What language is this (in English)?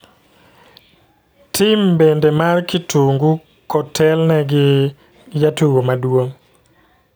Luo (Kenya and Tanzania)